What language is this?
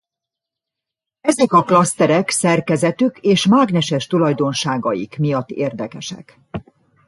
Hungarian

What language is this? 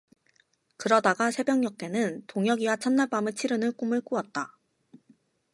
Korean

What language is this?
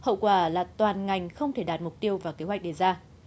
Vietnamese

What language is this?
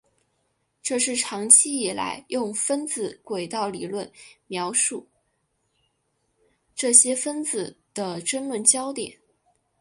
Chinese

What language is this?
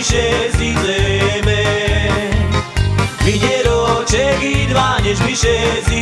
Slovak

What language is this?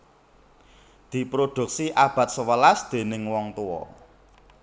Javanese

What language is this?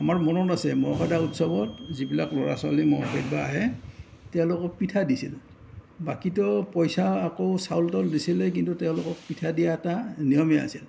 Assamese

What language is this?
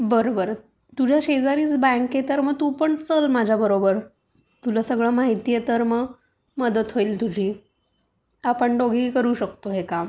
Marathi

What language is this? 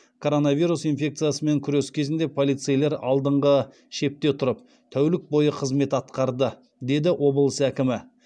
Kazakh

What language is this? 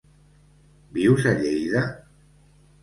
Catalan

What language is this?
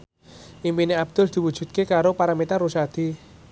Javanese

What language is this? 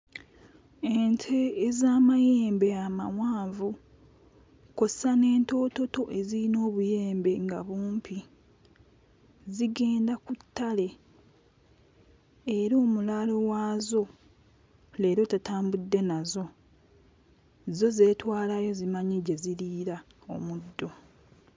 Ganda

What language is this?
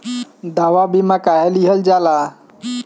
Bhojpuri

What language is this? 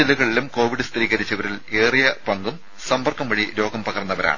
Malayalam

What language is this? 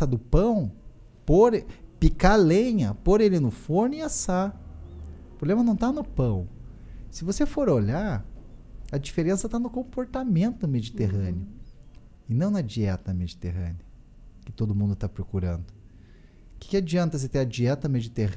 Portuguese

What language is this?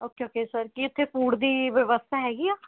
Punjabi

